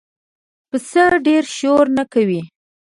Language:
Pashto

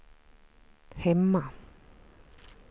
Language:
Swedish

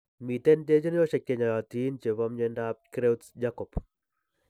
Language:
Kalenjin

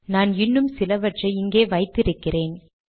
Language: Tamil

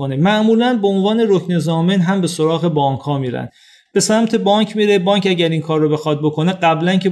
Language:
Persian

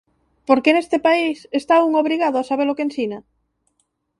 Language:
Galician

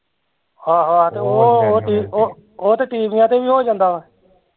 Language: Punjabi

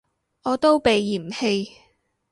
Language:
Cantonese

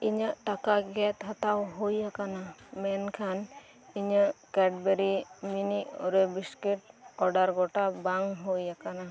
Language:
Santali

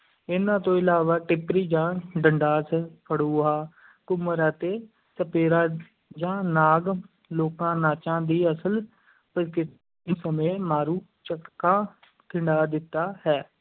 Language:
Punjabi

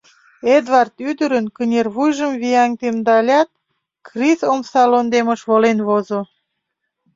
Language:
Mari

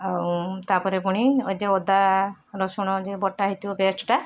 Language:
Odia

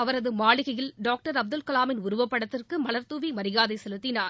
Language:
Tamil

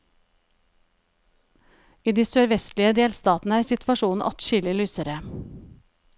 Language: Norwegian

